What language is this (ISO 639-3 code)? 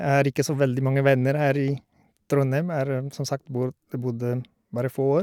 nor